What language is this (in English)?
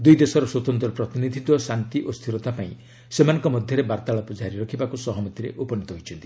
Odia